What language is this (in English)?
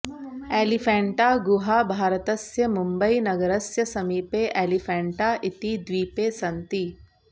Sanskrit